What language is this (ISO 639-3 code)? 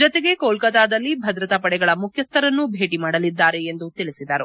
kan